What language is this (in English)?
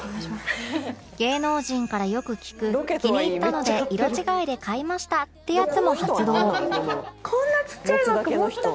Japanese